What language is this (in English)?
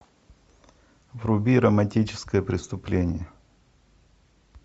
Russian